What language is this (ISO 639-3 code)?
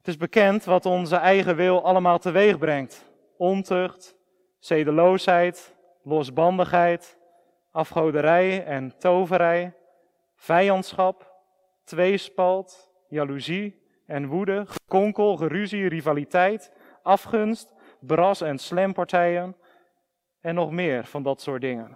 nld